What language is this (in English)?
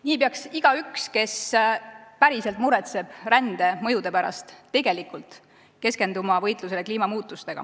Estonian